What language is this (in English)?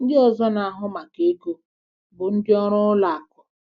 Igbo